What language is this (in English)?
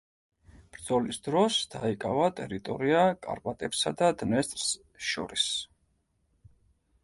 Georgian